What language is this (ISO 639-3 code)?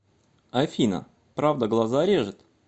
rus